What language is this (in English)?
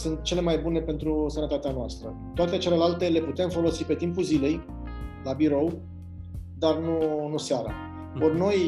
Romanian